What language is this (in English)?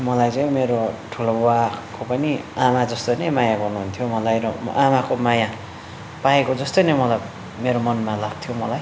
Nepali